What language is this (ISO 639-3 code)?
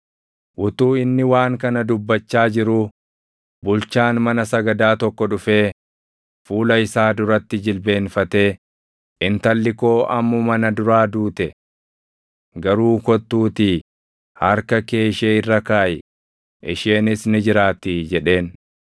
orm